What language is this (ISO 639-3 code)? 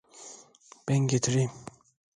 tur